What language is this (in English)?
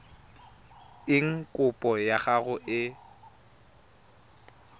Tswana